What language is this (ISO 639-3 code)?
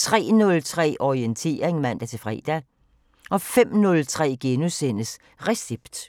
dan